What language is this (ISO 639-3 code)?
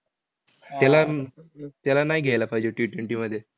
mar